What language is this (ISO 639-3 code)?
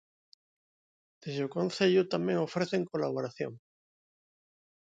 glg